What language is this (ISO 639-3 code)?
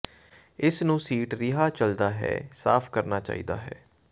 pan